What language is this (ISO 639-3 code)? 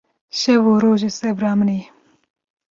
kur